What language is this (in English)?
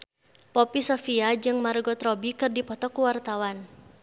Sundanese